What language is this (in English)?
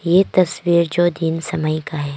Hindi